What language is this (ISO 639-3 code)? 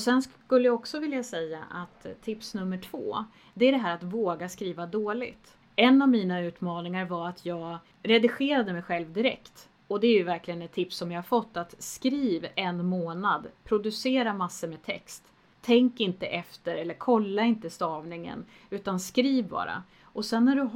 swe